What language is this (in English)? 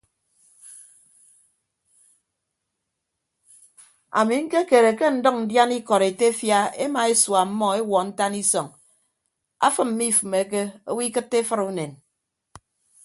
Ibibio